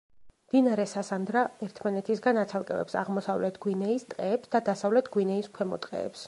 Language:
Georgian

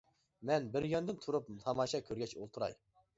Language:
Uyghur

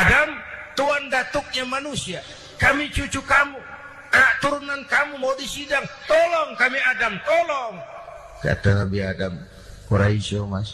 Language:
Indonesian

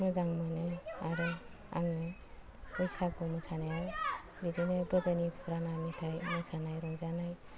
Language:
Bodo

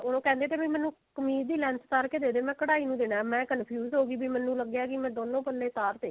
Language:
Punjabi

